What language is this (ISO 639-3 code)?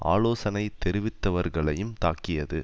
tam